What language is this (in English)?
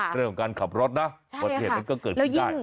Thai